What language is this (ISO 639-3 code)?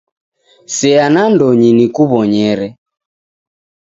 dav